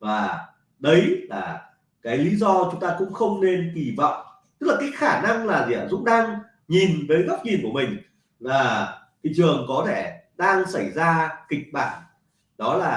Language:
Vietnamese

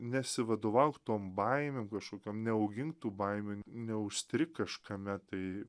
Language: Lithuanian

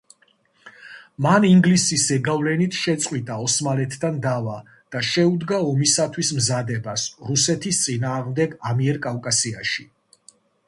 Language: Georgian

